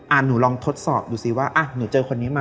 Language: Thai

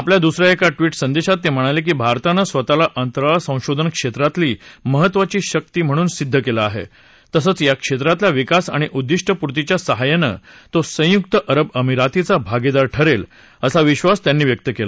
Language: Marathi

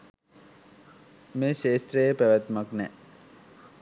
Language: Sinhala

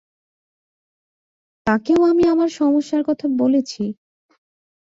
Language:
Bangla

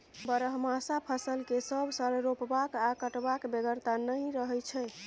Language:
Maithili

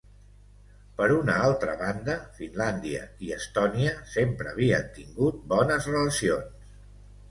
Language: Catalan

